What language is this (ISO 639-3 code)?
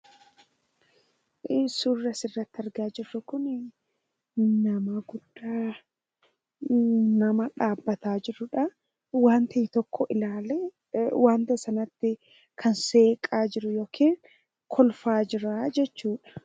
orm